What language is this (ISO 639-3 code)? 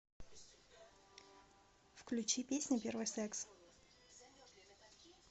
rus